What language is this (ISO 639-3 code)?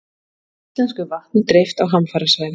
isl